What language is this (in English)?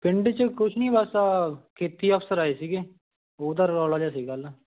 Punjabi